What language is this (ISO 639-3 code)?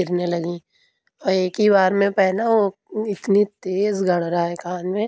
urd